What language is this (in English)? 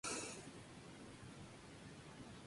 Spanish